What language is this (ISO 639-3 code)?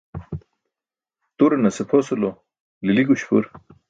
bsk